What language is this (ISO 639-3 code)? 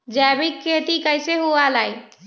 mag